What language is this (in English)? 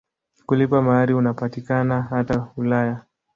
Swahili